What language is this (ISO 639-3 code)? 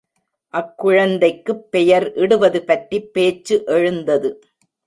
tam